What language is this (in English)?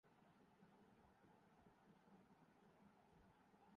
Urdu